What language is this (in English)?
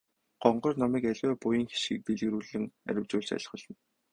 Mongolian